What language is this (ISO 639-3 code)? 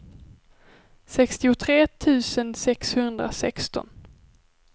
swe